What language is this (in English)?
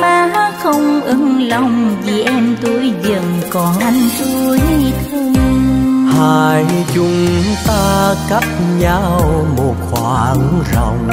Vietnamese